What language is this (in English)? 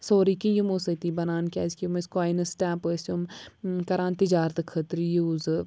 Kashmiri